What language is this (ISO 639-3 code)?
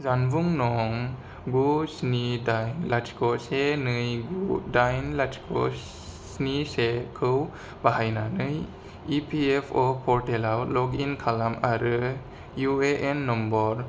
brx